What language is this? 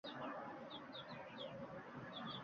Uzbek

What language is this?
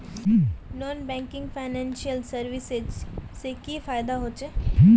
Magahi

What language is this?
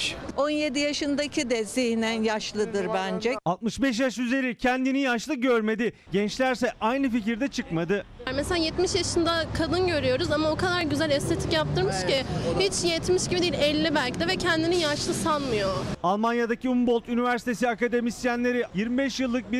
Turkish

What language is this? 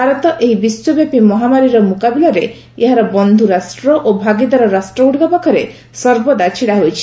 Odia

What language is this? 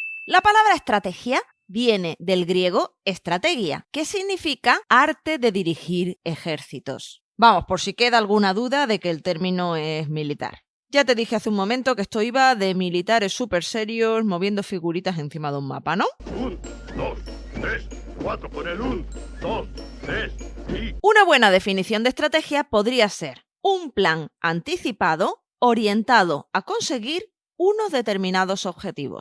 Spanish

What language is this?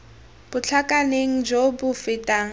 Tswana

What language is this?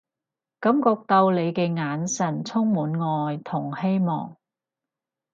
Cantonese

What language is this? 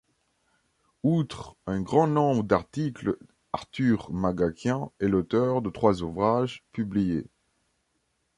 French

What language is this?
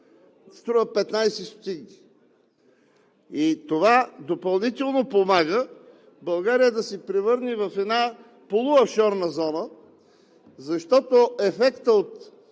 Bulgarian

